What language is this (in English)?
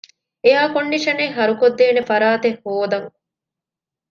Divehi